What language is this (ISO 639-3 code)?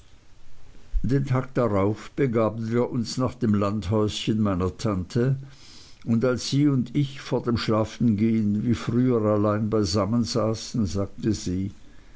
deu